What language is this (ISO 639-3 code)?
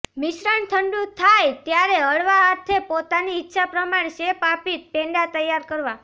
guj